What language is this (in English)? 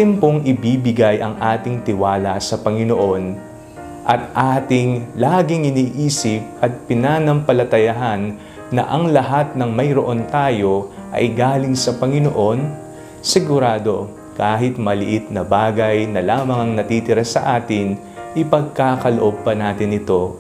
Filipino